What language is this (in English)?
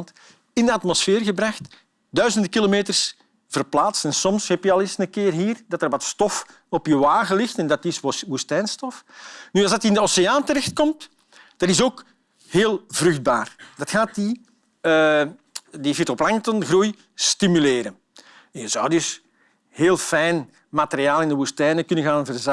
Dutch